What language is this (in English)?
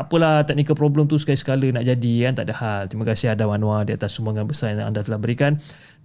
Malay